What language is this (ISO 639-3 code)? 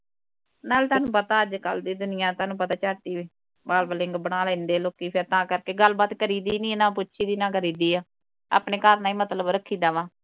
pan